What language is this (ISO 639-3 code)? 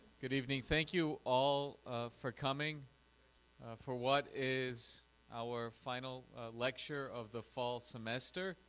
eng